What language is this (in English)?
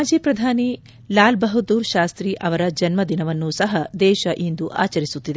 Kannada